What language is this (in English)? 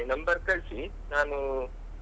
Kannada